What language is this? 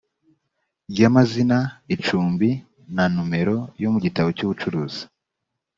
Kinyarwanda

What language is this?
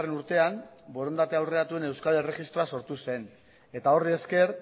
Basque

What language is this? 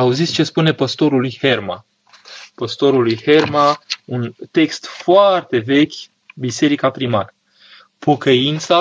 Romanian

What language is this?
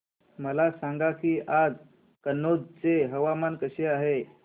Marathi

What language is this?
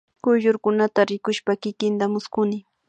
Imbabura Highland Quichua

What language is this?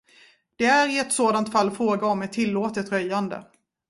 Swedish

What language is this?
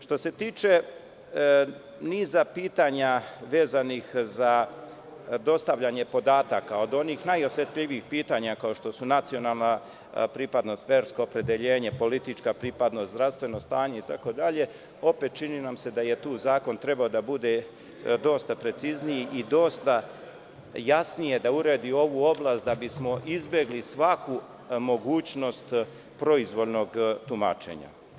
Serbian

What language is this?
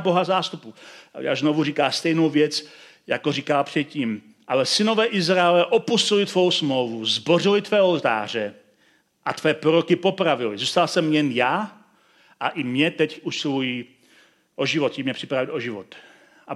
Czech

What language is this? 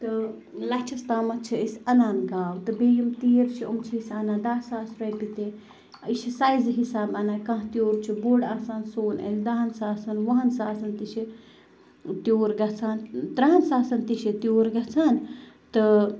Kashmiri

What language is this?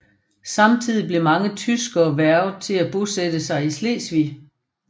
Danish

